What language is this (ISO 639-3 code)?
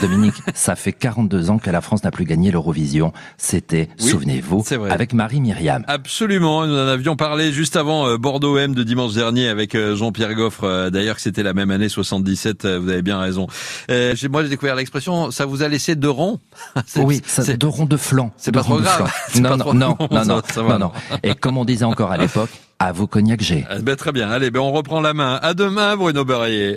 fra